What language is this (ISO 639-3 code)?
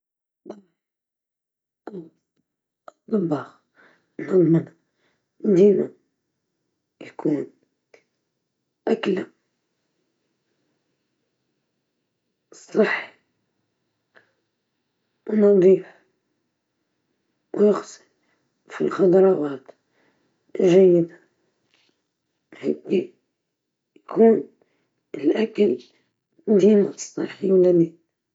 ayl